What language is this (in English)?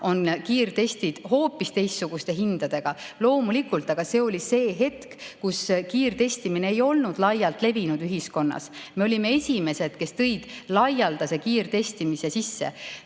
Estonian